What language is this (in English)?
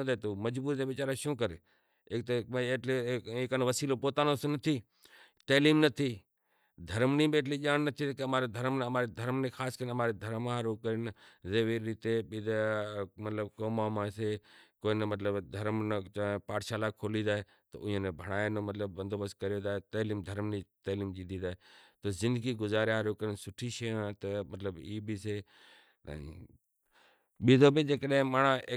Kachi Koli